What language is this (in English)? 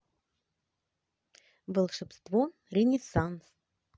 Russian